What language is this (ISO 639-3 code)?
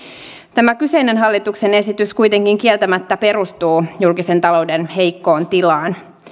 fin